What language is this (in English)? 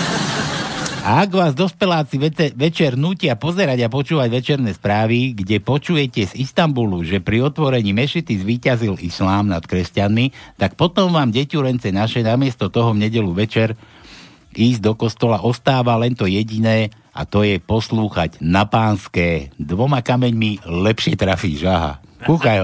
Slovak